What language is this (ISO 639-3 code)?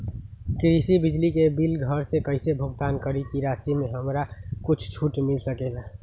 mag